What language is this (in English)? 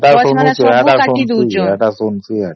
Odia